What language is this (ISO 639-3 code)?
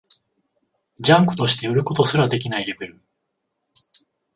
jpn